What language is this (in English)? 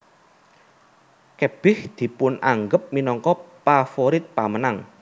Javanese